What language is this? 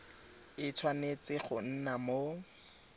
Tswana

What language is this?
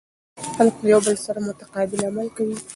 Pashto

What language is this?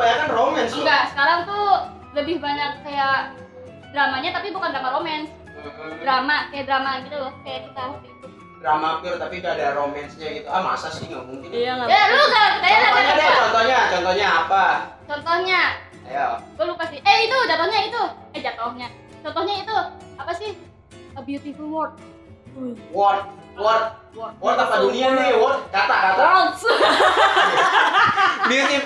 Indonesian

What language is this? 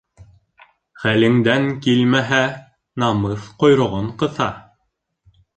Bashkir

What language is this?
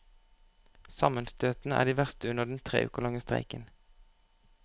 Norwegian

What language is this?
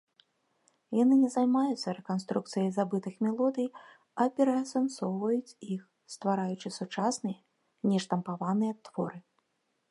Belarusian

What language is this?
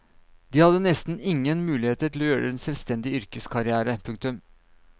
Norwegian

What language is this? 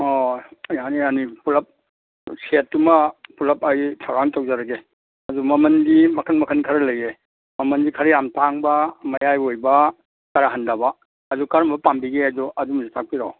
Manipuri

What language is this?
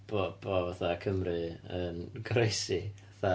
Welsh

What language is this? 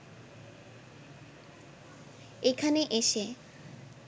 Bangla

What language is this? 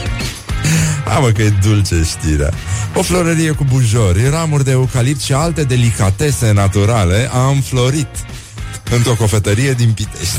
Romanian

